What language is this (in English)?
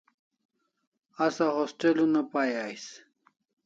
Kalasha